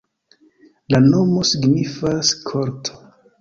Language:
Esperanto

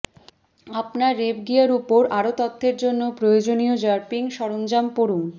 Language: Bangla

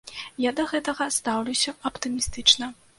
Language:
Belarusian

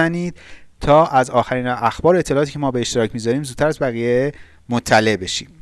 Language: Persian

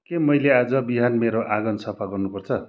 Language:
Nepali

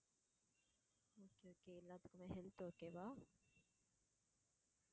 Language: Tamil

